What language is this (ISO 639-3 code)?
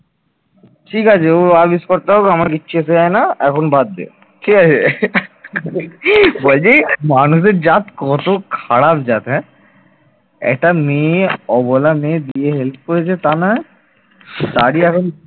ben